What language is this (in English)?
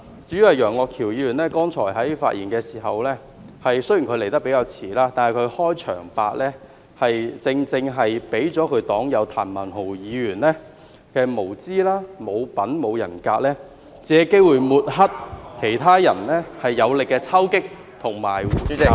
Cantonese